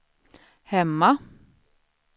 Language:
Swedish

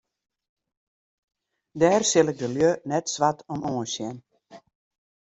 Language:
Western Frisian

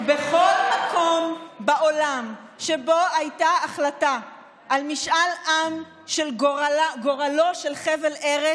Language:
Hebrew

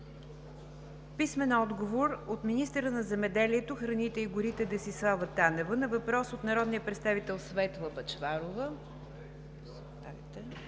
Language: Bulgarian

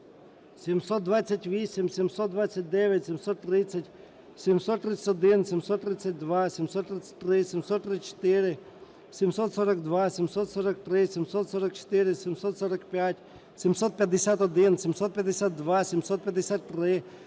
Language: Ukrainian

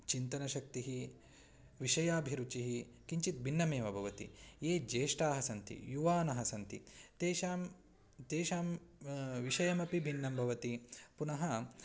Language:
Sanskrit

